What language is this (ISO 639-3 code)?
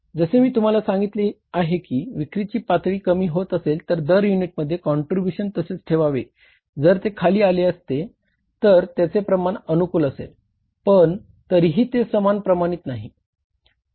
mar